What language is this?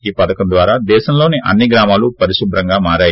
Telugu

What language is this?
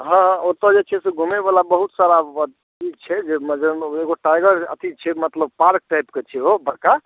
Maithili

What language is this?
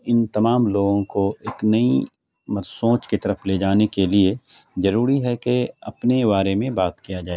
Urdu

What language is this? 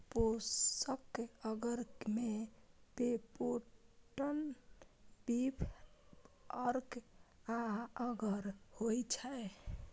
Maithili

